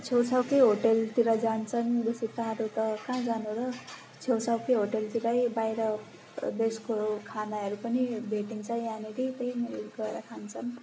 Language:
Nepali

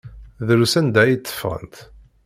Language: Kabyle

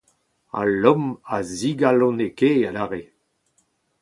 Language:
Breton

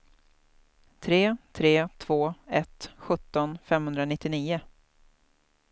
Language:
Swedish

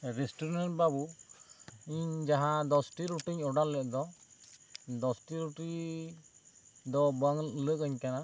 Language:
Santali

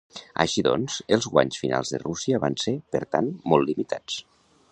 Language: Catalan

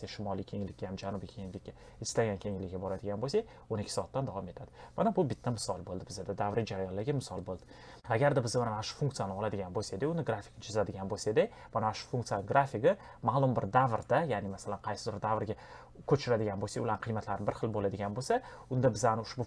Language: Romanian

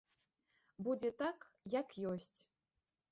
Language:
Belarusian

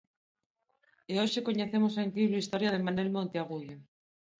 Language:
Galician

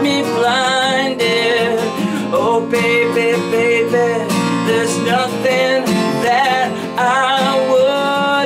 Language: English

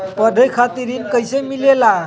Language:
Magahi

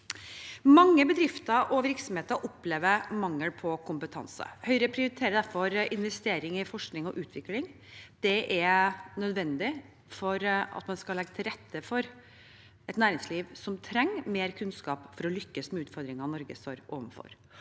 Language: Norwegian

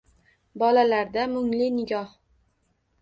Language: Uzbek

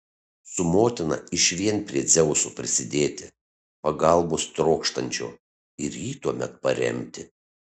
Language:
Lithuanian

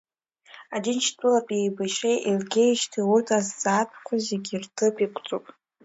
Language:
Abkhazian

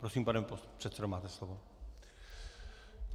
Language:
Czech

